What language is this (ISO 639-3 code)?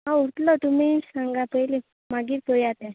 kok